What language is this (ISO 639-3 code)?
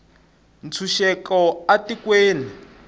tso